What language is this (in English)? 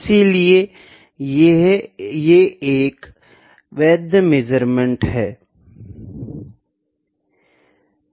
Hindi